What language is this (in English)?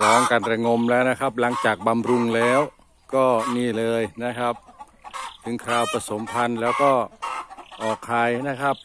Thai